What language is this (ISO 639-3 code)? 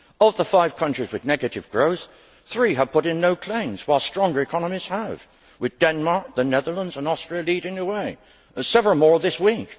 eng